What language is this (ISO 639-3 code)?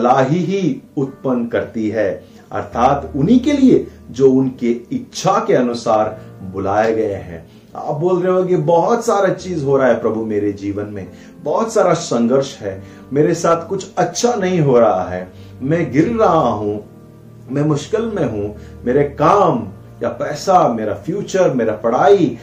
hin